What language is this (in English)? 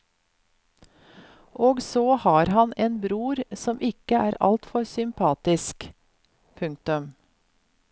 Norwegian